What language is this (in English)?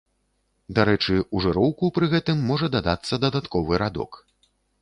Belarusian